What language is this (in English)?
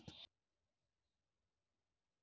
Maithili